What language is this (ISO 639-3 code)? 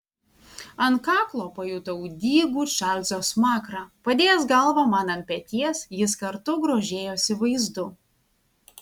lit